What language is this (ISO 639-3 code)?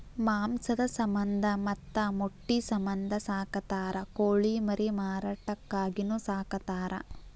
kan